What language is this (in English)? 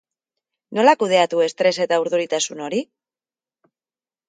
Basque